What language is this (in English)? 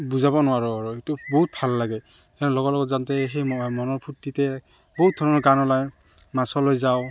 Assamese